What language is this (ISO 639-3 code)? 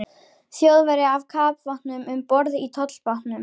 isl